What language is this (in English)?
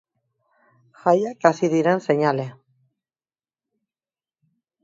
Basque